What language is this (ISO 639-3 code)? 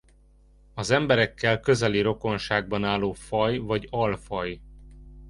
hun